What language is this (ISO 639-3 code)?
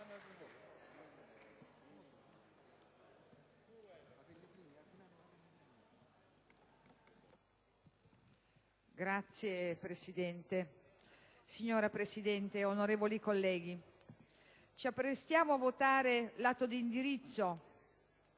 ita